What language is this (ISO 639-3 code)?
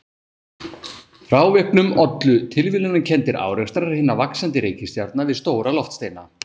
isl